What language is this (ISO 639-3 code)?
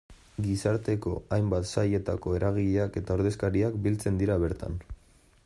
eus